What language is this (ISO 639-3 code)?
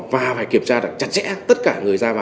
vie